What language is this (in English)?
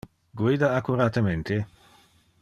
Interlingua